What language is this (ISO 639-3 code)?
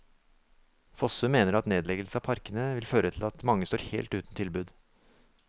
nor